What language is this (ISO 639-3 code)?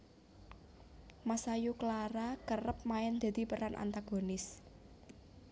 jav